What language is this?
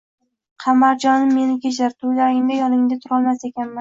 Uzbek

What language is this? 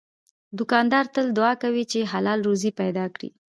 Pashto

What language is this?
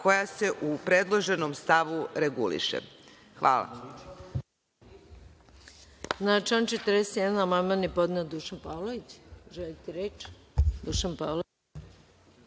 Serbian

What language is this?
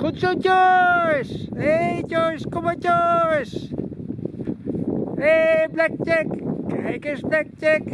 Dutch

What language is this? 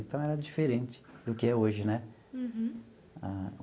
Portuguese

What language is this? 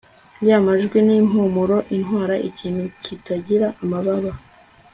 Kinyarwanda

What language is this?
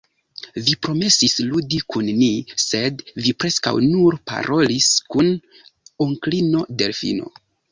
Esperanto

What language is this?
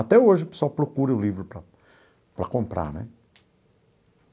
Portuguese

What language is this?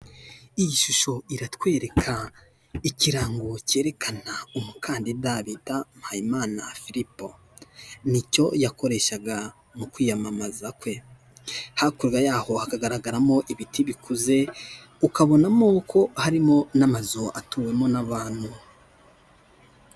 Kinyarwanda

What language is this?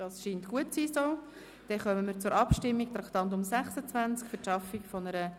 Swiss German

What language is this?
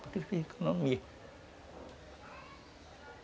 Portuguese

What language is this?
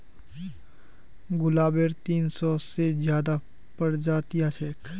Magahi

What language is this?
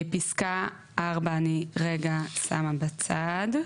Hebrew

